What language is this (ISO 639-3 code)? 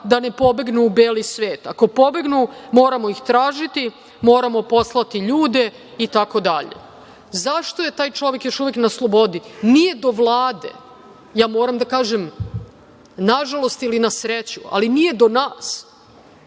srp